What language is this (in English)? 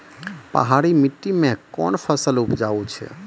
Maithili